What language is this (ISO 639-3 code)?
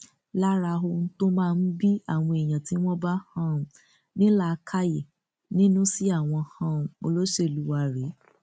yor